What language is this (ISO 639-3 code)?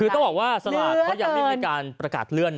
tha